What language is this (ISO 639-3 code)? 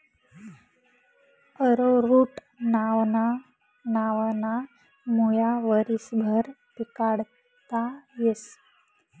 mar